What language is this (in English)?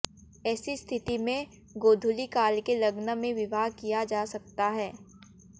Hindi